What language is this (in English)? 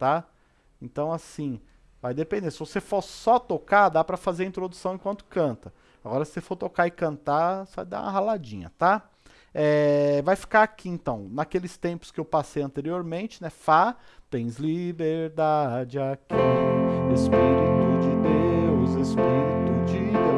Portuguese